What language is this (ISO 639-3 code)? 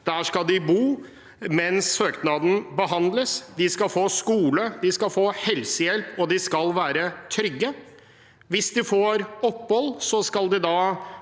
nor